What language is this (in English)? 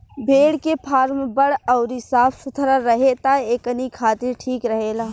Bhojpuri